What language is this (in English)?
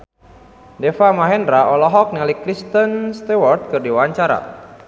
Sundanese